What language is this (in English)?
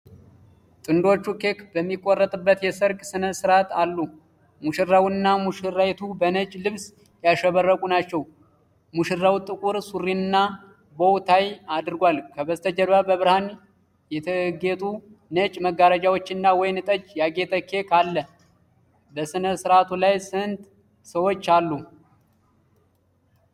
Amharic